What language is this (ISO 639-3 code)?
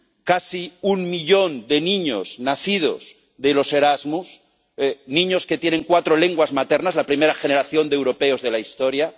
spa